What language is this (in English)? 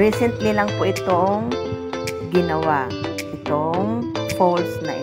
Filipino